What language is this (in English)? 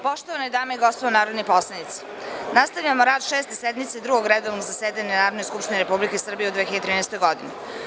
Serbian